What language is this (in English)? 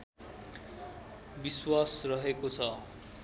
Nepali